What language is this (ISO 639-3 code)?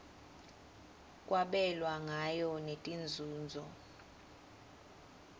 ssw